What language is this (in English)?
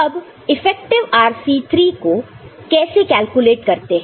Hindi